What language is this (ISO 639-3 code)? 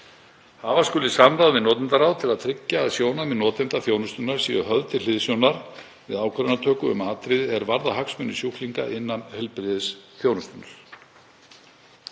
isl